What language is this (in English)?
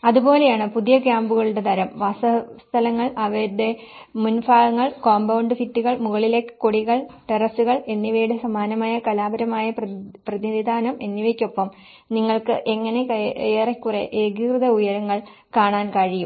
Malayalam